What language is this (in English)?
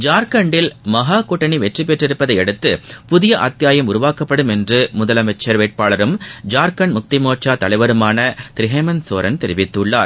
Tamil